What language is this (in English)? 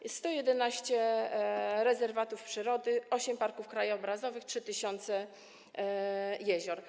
Polish